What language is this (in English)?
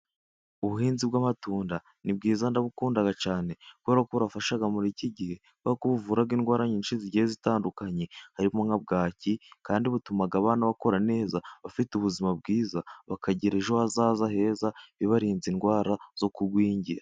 Kinyarwanda